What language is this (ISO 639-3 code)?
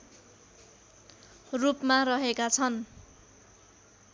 nep